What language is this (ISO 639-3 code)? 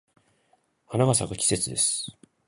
jpn